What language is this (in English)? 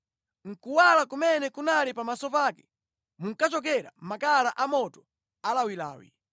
Nyanja